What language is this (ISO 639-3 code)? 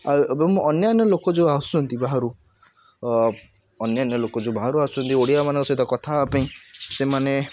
ori